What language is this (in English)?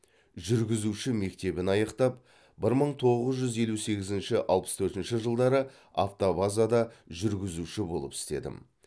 Kazakh